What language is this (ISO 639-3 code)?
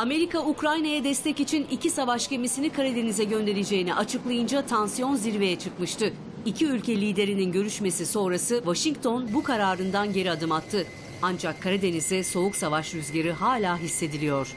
tur